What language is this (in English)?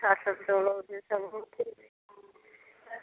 Odia